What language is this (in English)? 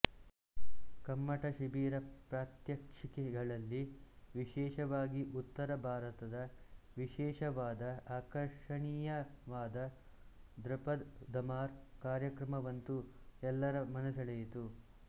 Kannada